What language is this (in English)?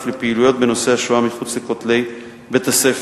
Hebrew